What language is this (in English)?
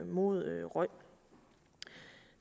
Danish